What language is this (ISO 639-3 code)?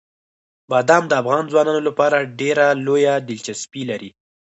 pus